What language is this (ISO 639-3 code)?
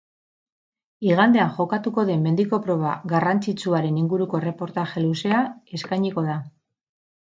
eus